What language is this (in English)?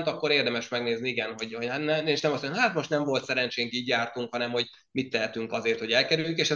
Hungarian